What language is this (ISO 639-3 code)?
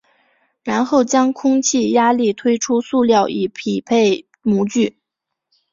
zho